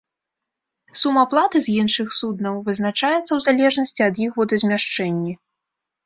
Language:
Belarusian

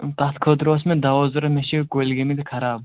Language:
Kashmiri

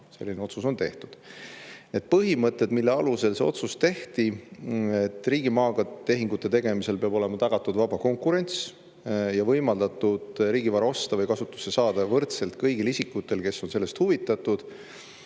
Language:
Estonian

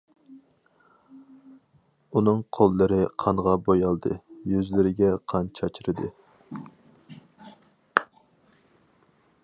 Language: Uyghur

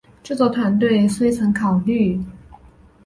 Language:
Chinese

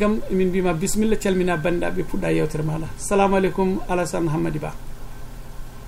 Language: Arabic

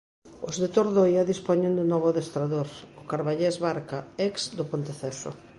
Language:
Galician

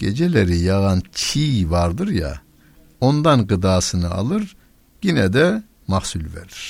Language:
Turkish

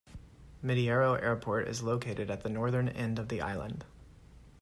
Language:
English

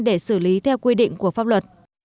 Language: Vietnamese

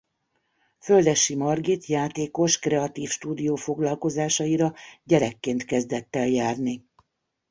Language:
Hungarian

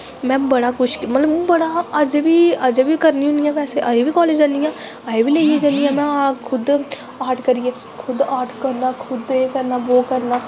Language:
Dogri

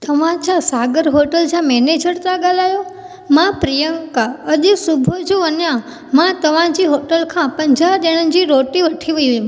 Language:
Sindhi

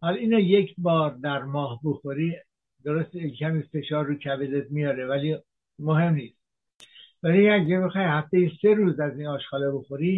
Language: Persian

